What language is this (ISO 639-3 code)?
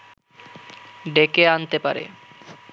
ben